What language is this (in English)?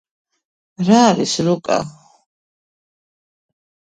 Georgian